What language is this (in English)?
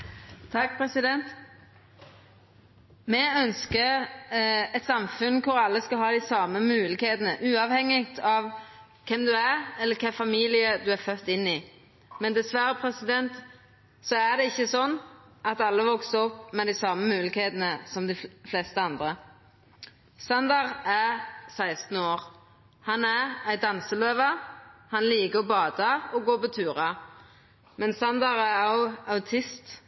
Norwegian Nynorsk